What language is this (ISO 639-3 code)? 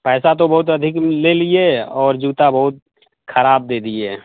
hin